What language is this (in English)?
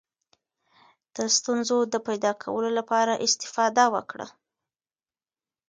Pashto